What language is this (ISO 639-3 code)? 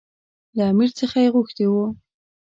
pus